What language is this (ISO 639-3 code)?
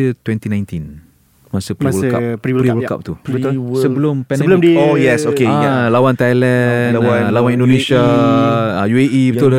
msa